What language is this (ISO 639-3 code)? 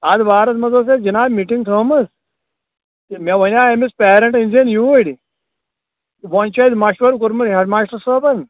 kas